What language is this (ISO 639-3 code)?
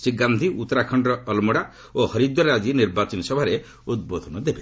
ori